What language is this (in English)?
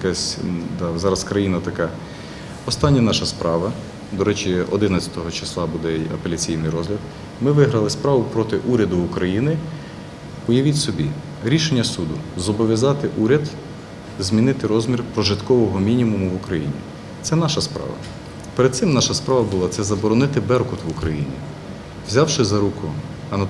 Russian